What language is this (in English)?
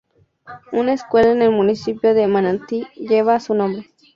Spanish